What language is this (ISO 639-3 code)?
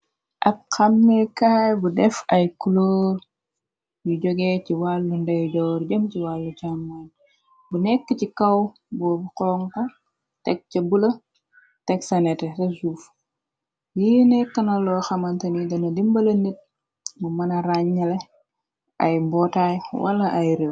wol